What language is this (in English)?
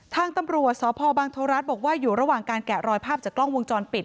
Thai